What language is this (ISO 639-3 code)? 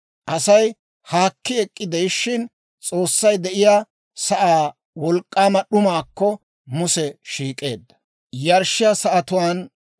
dwr